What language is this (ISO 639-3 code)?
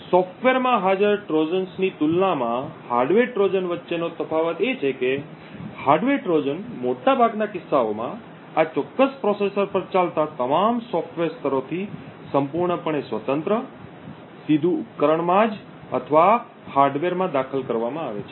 guj